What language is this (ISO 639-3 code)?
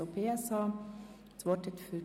gsw